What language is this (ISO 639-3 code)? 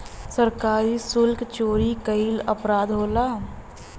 bho